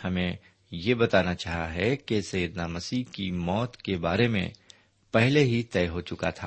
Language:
Urdu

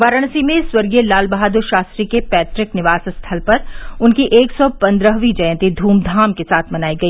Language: Hindi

